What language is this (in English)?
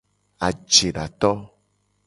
Gen